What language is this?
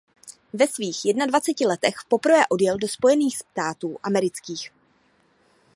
Czech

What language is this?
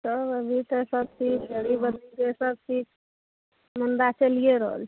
Maithili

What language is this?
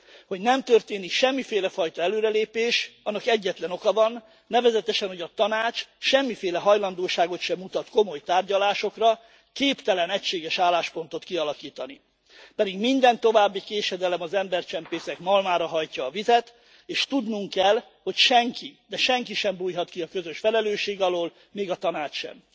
Hungarian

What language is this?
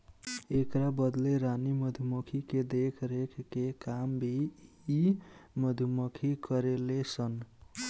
Bhojpuri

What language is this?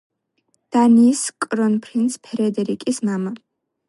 Georgian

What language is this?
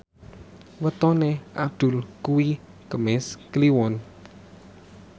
Javanese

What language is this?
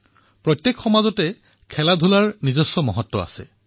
Assamese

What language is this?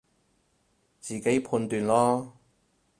Cantonese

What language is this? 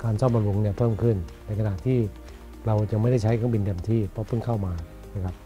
Thai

